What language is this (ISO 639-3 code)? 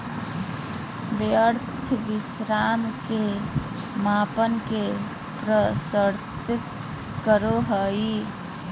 mag